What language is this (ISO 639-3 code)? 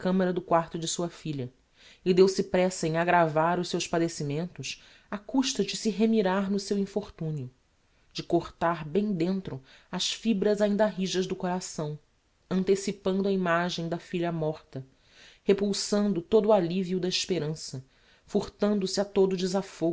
por